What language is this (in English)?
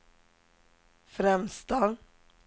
Swedish